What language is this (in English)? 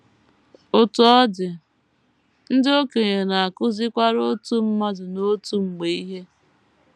Igbo